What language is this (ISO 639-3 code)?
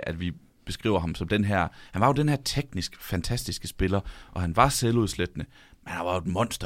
dan